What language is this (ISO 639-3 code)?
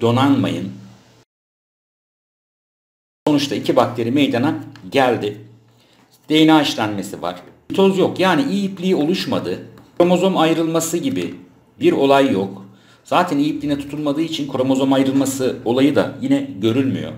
tur